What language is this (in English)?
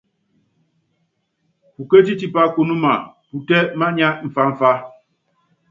Yangben